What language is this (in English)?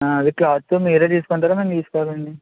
Telugu